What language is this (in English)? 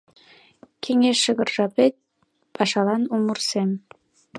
Mari